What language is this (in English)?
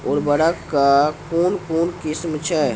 Maithili